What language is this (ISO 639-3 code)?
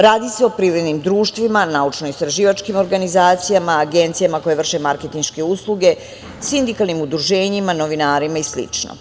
srp